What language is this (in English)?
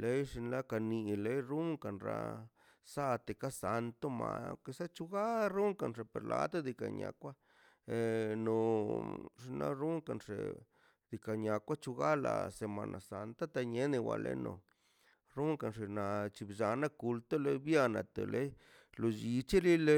Mazaltepec Zapotec